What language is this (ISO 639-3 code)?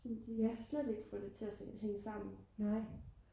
dan